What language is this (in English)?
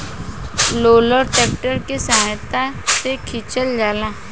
Bhojpuri